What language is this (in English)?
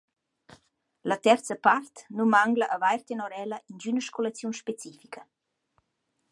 Romansh